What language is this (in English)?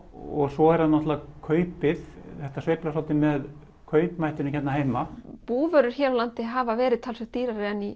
Icelandic